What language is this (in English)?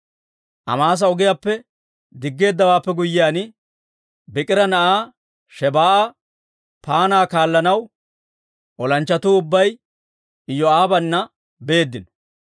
Dawro